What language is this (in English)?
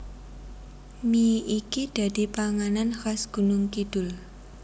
Javanese